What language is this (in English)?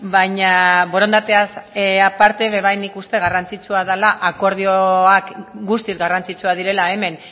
Basque